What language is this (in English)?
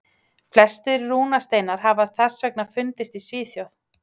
Icelandic